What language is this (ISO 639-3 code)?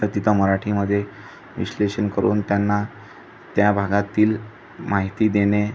mar